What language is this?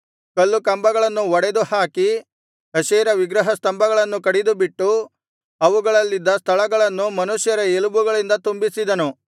Kannada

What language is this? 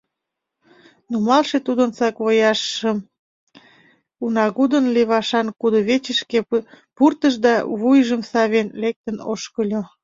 Mari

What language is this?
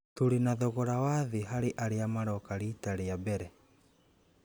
Kikuyu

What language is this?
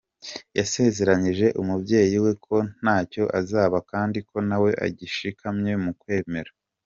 Kinyarwanda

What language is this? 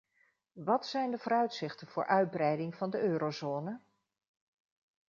Dutch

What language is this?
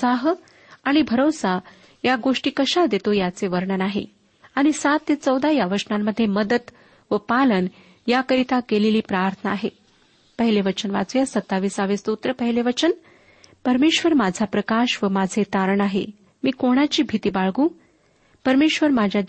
Marathi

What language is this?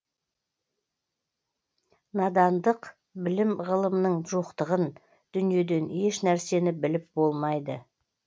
Kazakh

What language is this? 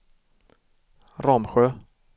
Swedish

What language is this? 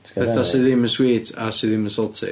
Welsh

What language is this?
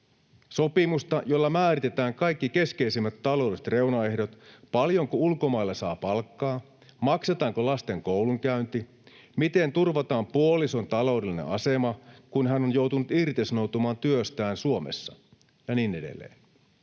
Finnish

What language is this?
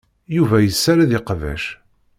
Kabyle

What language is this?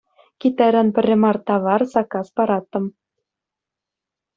Chuvash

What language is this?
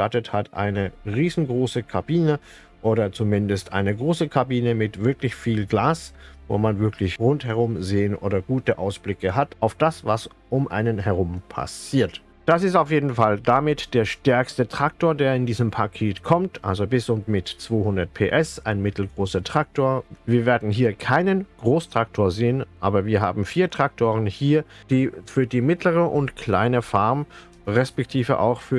German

